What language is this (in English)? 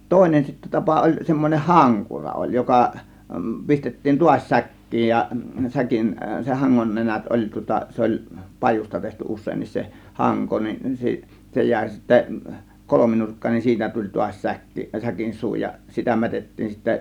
Finnish